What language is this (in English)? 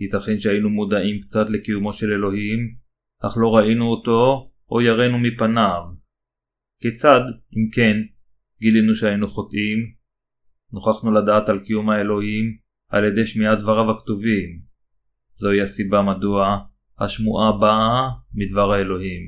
Hebrew